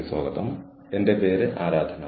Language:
Malayalam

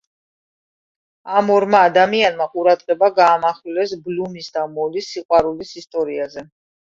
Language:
Georgian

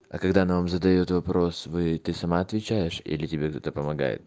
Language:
Russian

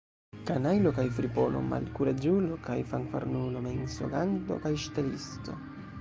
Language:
Esperanto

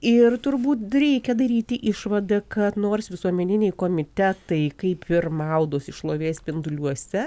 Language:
Lithuanian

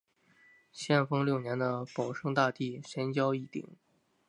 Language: Chinese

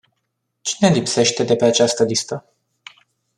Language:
Romanian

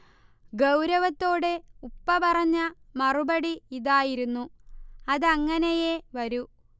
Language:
Malayalam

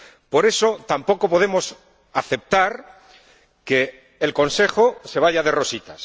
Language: Spanish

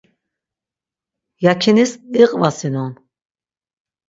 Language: Laz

